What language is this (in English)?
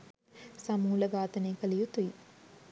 Sinhala